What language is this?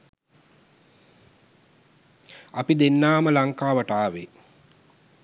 Sinhala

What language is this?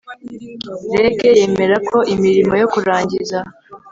Kinyarwanda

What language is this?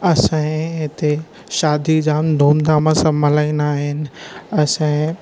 Sindhi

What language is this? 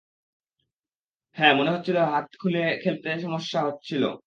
Bangla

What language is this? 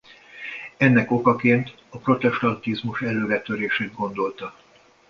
Hungarian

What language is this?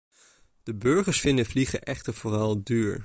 Dutch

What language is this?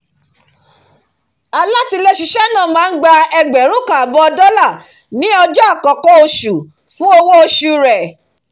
Yoruba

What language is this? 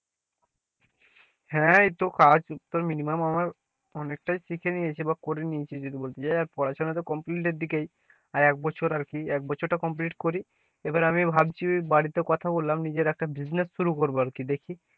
Bangla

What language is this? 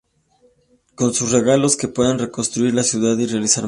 Spanish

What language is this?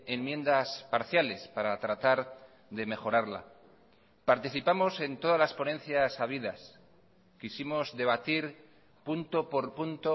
Spanish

